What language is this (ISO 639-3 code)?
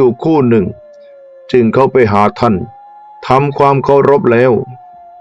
tha